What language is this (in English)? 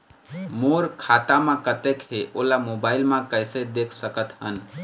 Chhattisgarhi